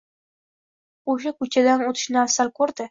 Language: Uzbek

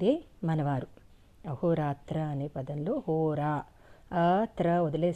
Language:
Telugu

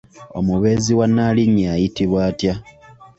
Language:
Ganda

